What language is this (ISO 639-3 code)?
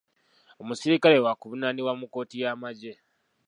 lug